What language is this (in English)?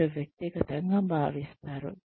Telugu